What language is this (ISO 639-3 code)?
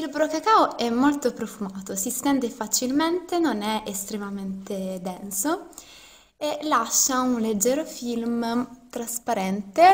ita